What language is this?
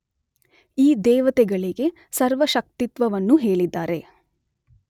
Kannada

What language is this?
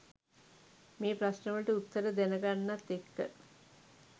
Sinhala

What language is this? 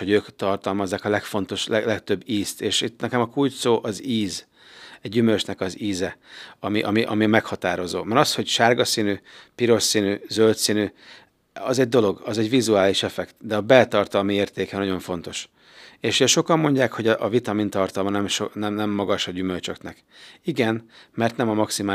Hungarian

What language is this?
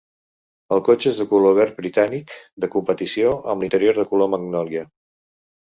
Catalan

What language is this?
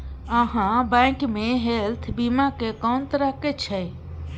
Maithili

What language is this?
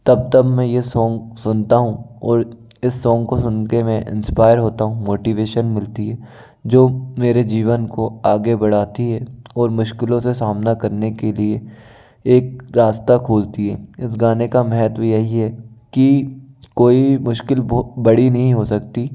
Hindi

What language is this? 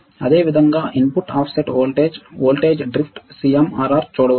Telugu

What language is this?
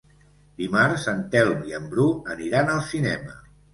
Catalan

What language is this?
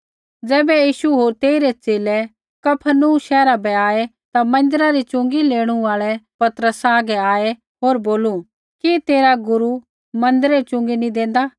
Kullu Pahari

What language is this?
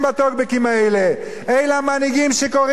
Hebrew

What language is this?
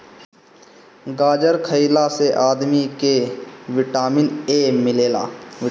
Bhojpuri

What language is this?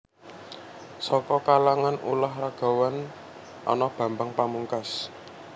Javanese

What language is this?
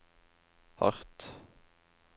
Norwegian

